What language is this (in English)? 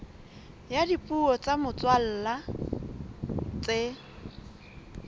Southern Sotho